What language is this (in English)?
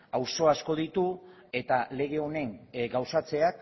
Basque